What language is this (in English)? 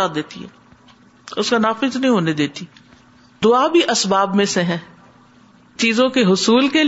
Urdu